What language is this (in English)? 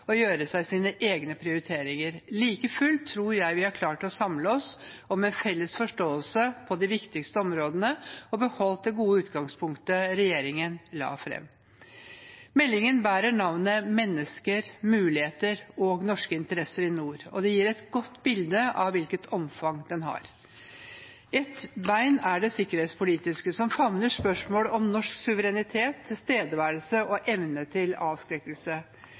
Norwegian Bokmål